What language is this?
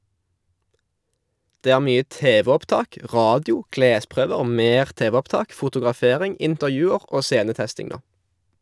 Norwegian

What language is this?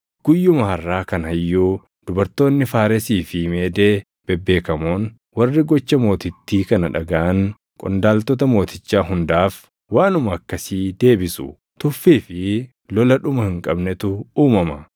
Oromo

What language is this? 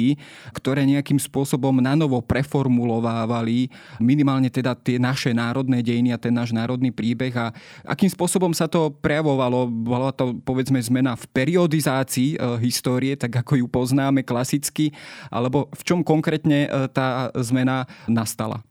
Slovak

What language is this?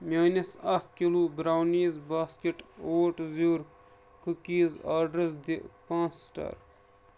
Kashmiri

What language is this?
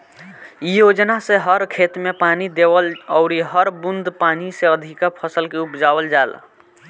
Bhojpuri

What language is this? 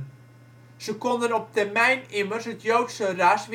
Dutch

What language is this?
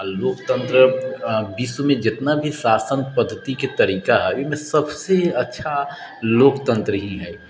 Maithili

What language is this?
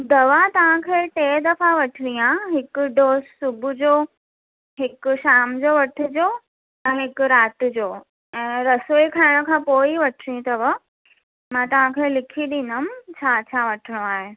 Sindhi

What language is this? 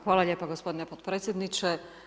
Croatian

